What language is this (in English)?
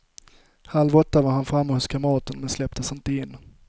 Swedish